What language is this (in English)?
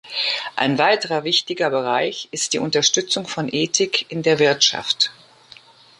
German